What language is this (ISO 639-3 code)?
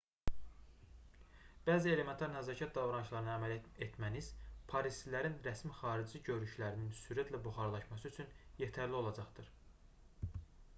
aze